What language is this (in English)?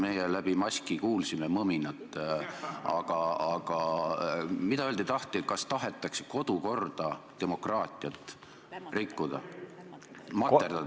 Estonian